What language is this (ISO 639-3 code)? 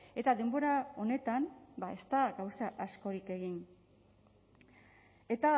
eus